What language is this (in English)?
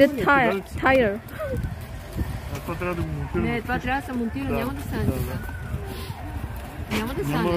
Indonesian